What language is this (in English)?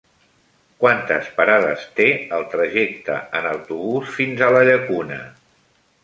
Catalan